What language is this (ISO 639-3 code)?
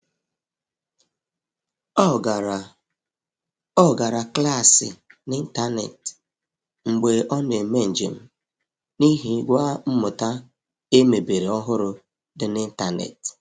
ibo